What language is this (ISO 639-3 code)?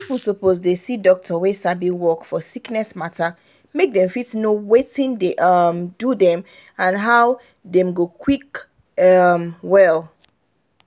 pcm